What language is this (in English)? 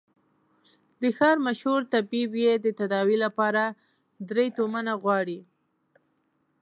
Pashto